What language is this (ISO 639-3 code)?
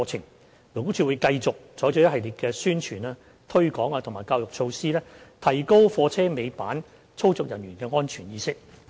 yue